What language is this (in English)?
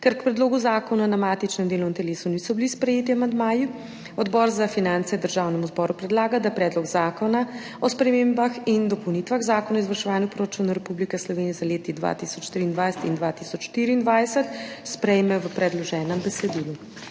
Slovenian